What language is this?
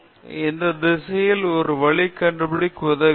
Tamil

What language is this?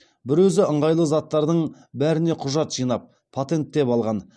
Kazakh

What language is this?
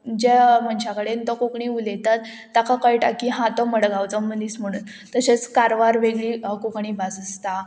Konkani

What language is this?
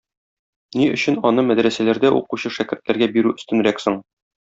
Tatar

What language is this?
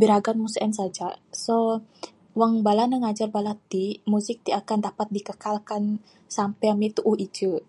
Bukar-Sadung Bidayuh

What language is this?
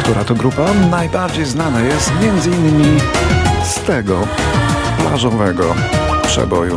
Polish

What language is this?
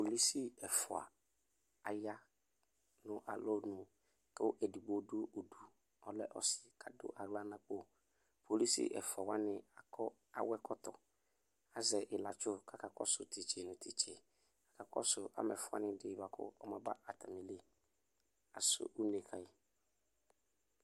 Ikposo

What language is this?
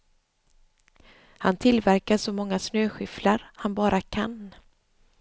Swedish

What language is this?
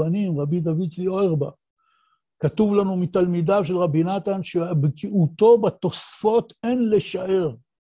Hebrew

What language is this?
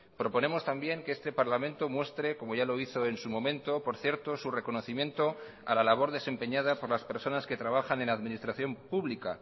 Spanish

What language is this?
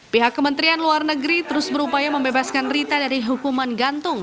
Indonesian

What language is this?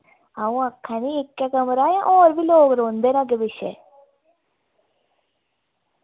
Dogri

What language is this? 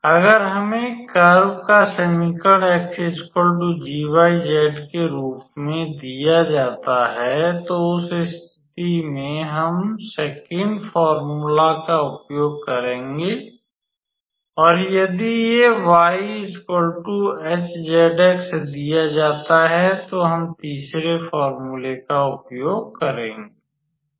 Hindi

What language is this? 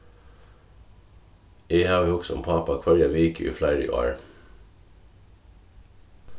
Faroese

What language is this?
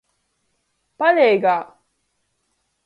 Latgalian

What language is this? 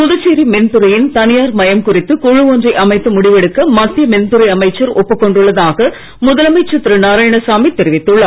Tamil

